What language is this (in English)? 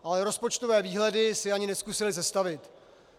Czech